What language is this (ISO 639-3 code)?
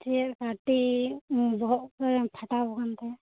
sat